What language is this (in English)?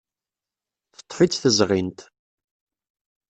Kabyle